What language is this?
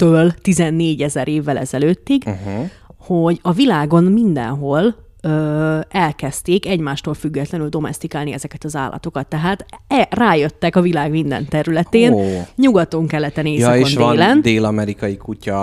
Hungarian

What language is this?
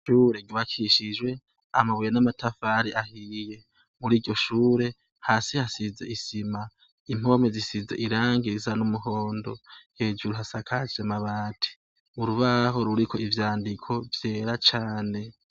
Rundi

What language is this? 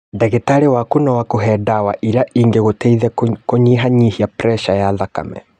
Kikuyu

